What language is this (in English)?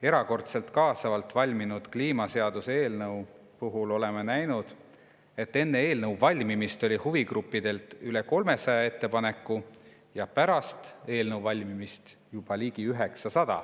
Estonian